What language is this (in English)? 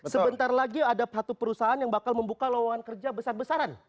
Indonesian